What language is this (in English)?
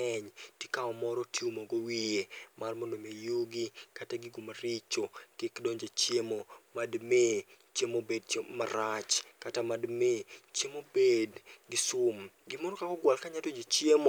Luo (Kenya and Tanzania)